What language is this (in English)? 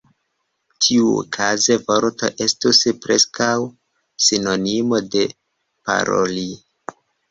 Esperanto